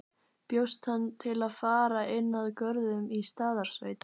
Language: Icelandic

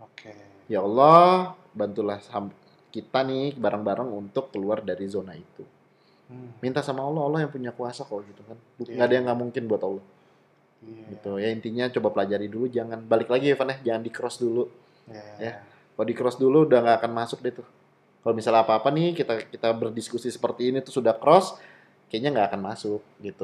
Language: Indonesian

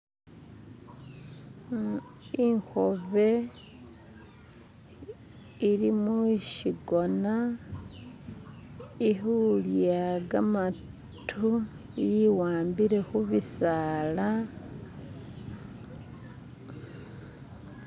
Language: Masaaba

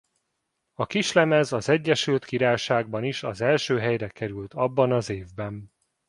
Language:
Hungarian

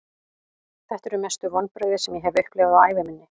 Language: Icelandic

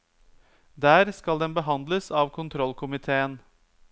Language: Norwegian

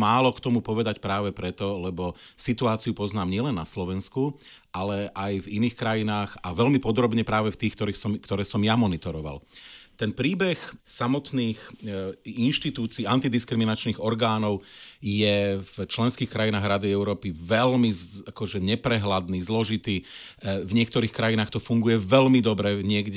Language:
Slovak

